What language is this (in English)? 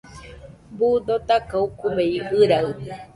Nüpode Huitoto